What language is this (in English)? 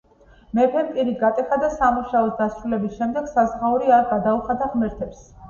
Georgian